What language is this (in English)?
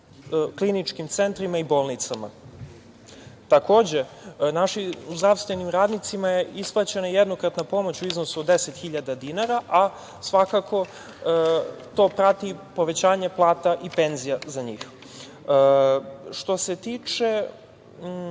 Serbian